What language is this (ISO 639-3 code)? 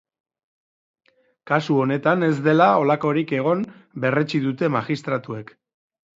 eus